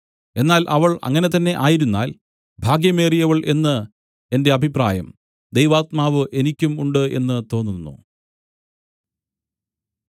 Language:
Malayalam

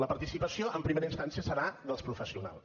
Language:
Catalan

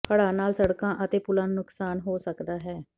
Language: Punjabi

